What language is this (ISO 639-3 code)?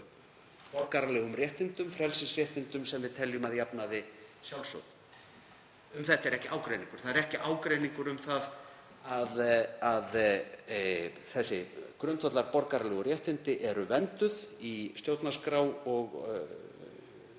isl